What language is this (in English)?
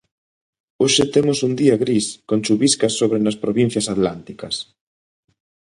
Galician